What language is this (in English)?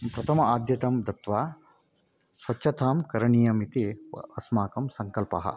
Sanskrit